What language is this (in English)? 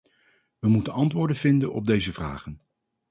Dutch